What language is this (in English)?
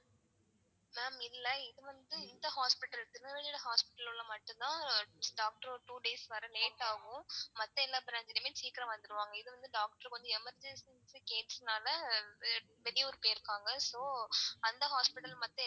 Tamil